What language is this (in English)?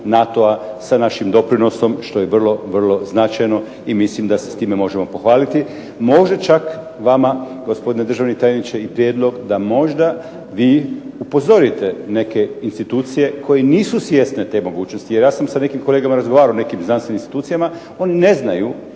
Croatian